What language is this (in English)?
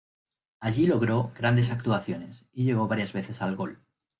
Spanish